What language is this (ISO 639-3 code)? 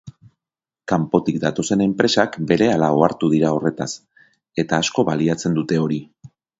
eus